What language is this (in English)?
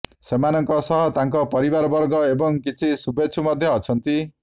Odia